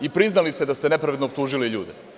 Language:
Serbian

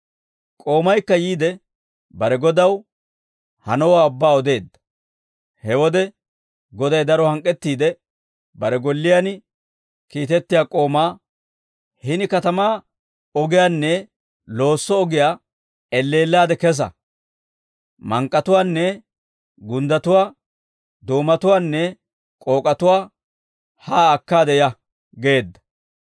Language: Dawro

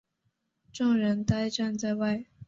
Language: Chinese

